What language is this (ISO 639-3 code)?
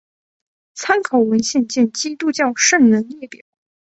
zho